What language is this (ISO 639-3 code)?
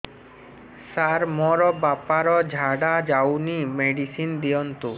ori